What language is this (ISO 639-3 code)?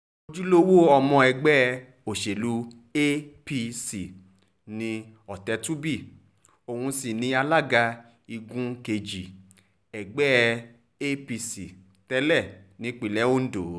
yor